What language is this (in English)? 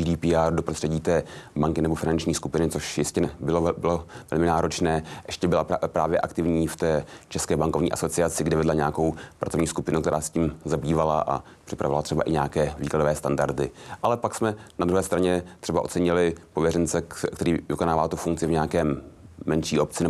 Czech